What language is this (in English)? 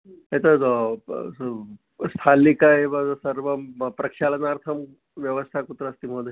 Sanskrit